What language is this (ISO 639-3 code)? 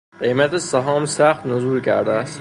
fas